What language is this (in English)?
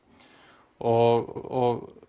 Icelandic